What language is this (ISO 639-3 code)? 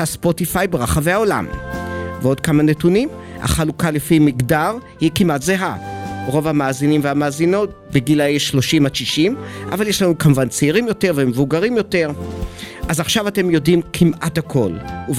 heb